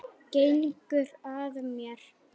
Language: Icelandic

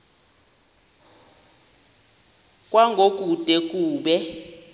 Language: Xhosa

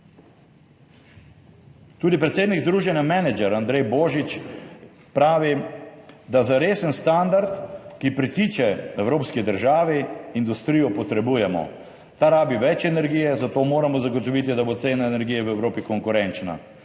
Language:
Slovenian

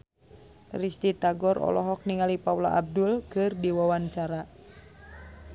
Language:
Sundanese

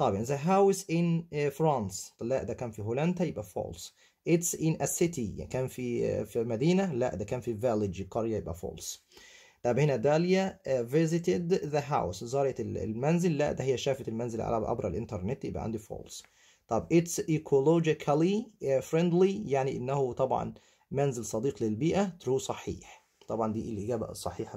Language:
Arabic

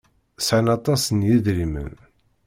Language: Kabyle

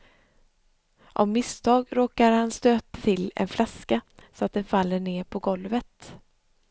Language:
Swedish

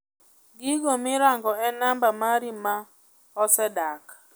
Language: Luo (Kenya and Tanzania)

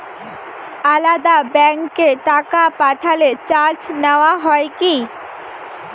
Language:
Bangla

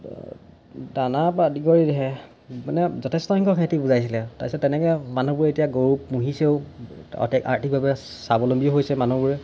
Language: Assamese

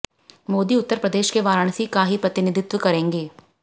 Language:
Hindi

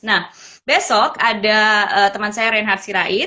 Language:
Indonesian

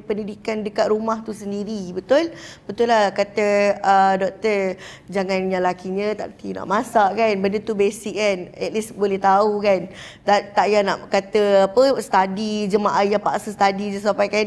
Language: Malay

